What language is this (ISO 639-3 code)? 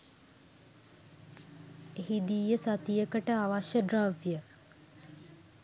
sin